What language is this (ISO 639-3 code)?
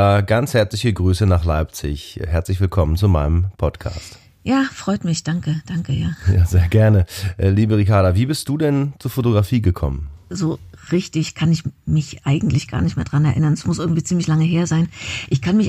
deu